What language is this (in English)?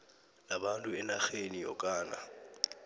South Ndebele